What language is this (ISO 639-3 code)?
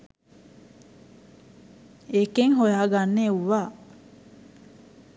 sin